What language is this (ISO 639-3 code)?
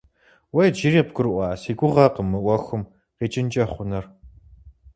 kbd